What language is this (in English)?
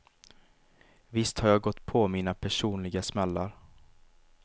Swedish